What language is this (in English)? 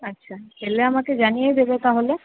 Bangla